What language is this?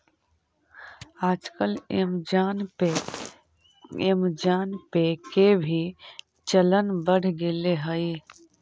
Magahi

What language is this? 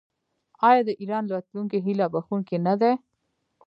Pashto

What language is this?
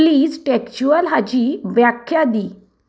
Konkani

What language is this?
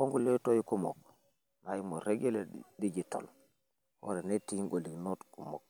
Masai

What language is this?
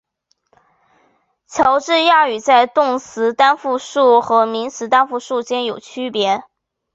Chinese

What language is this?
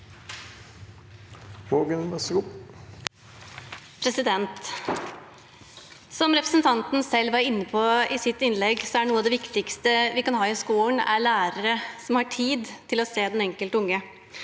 Norwegian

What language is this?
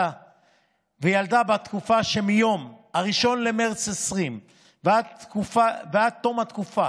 Hebrew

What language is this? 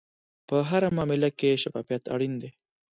Pashto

